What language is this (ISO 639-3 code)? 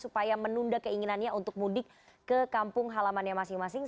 ind